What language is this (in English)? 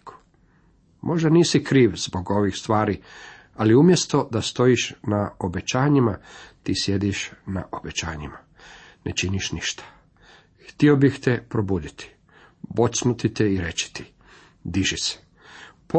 Croatian